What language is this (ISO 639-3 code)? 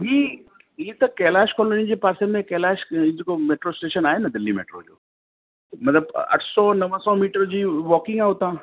snd